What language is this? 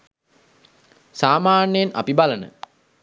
Sinhala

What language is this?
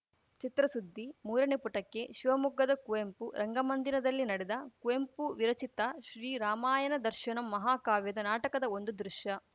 Kannada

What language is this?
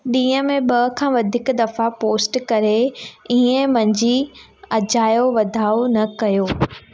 Sindhi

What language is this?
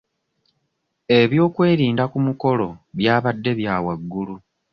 Ganda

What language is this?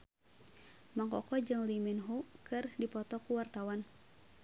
Sundanese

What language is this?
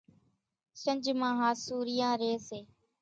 Kachi Koli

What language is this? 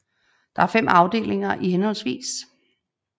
Danish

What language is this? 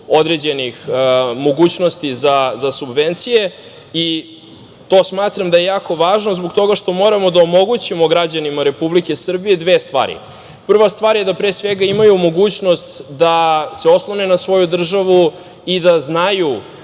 Serbian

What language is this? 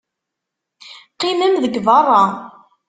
Kabyle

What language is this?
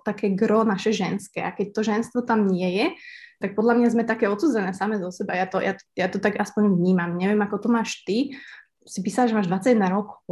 Slovak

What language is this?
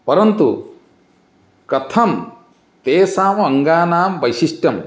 Sanskrit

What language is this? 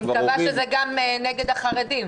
Hebrew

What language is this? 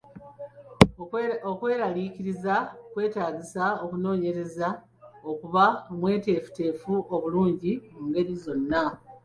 Ganda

